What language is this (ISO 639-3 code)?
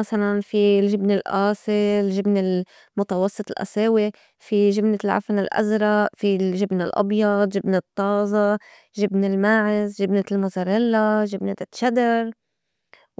apc